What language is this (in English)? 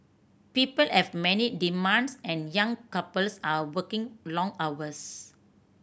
English